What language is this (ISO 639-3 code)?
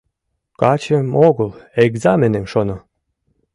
chm